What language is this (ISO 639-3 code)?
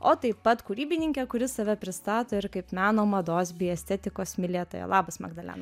lit